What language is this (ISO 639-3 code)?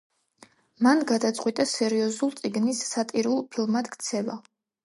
kat